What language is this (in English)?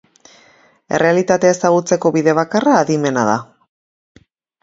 Basque